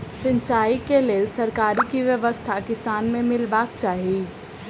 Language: Maithili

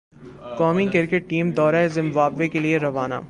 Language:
Urdu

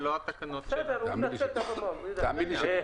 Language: Hebrew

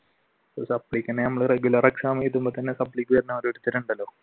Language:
Malayalam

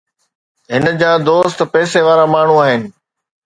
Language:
Sindhi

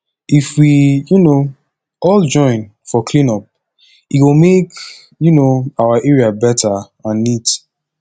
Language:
Nigerian Pidgin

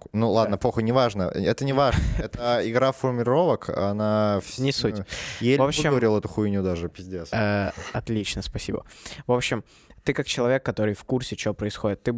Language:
Russian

